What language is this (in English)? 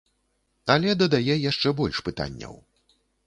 Belarusian